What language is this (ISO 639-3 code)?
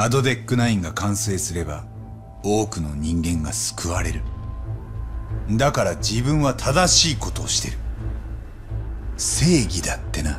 jpn